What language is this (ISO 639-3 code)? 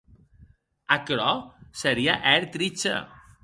oci